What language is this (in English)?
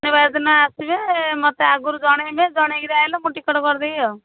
Odia